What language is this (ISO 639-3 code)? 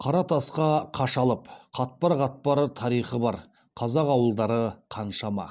kaz